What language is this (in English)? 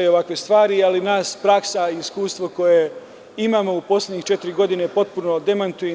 Serbian